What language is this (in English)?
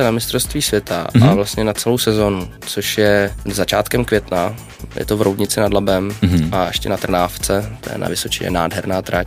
Czech